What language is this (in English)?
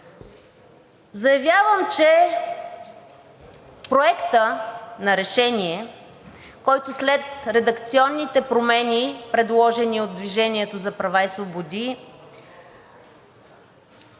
Bulgarian